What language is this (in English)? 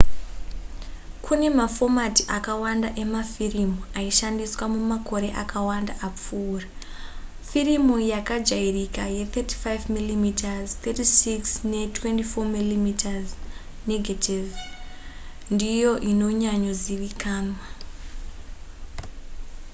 Shona